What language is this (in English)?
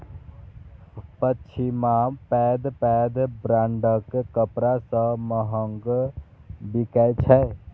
Maithili